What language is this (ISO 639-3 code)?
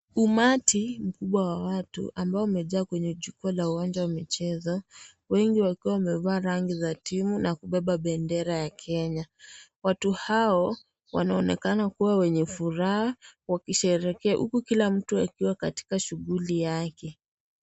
swa